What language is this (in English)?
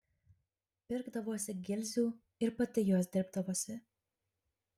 Lithuanian